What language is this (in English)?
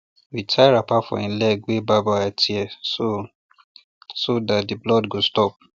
Nigerian Pidgin